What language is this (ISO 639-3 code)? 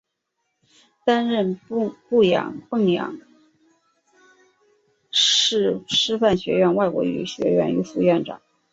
zho